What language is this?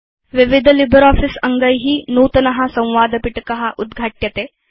Sanskrit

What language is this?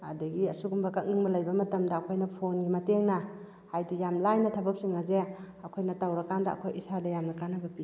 Manipuri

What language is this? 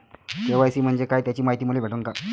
Marathi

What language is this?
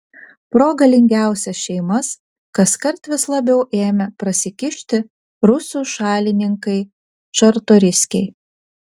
Lithuanian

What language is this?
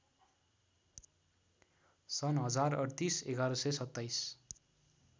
Nepali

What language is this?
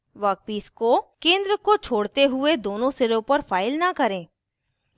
Hindi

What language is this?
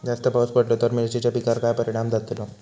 Marathi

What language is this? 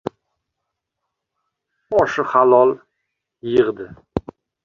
Uzbek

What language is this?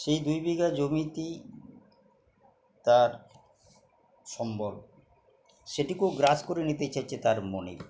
Bangla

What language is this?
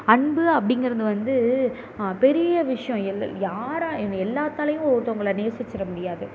Tamil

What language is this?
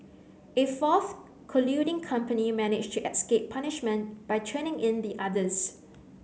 English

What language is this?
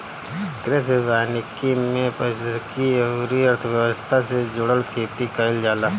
Bhojpuri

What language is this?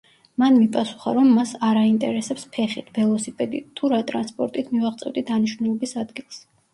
Georgian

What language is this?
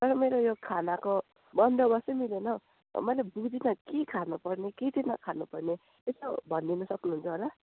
Nepali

